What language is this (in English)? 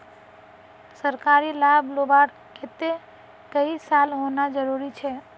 Magahi